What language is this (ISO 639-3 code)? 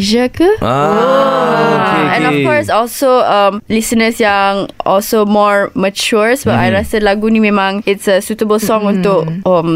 msa